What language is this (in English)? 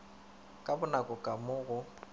Northern Sotho